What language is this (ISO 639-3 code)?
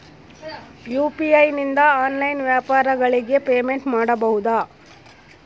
kan